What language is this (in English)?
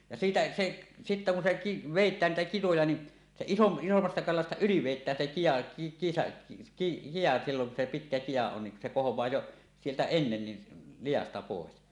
Finnish